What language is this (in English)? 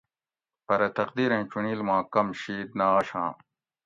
Gawri